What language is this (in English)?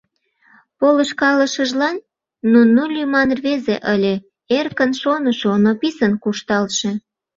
Mari